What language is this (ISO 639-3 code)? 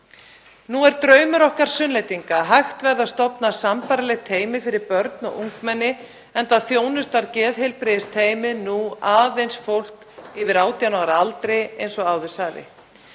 isl